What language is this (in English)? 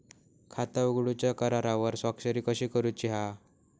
Marathi